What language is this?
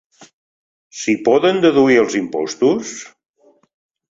Catalan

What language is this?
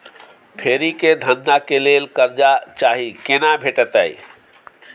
Maithili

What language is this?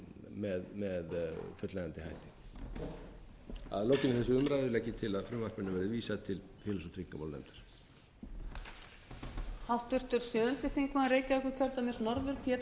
Icelandic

